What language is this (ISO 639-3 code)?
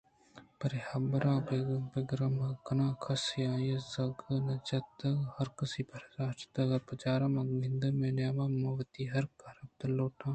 bgp